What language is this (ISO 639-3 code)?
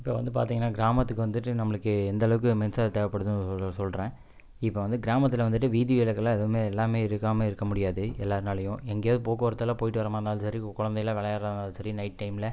tam